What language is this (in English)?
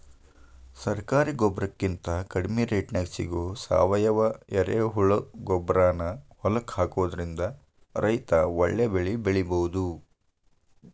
Kannada